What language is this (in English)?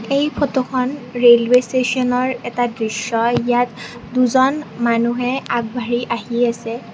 Assamese